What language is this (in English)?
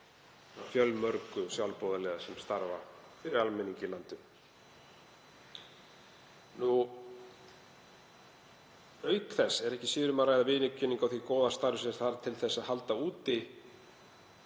Icelandic